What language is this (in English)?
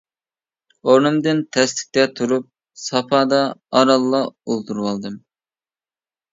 Uyghur